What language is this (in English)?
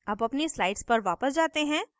Hindi